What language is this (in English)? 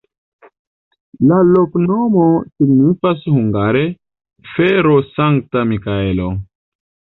Esperanto